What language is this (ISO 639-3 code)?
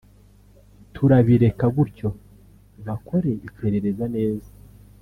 kin